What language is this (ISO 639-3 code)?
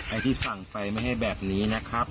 tha